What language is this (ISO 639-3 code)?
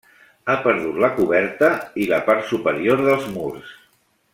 cat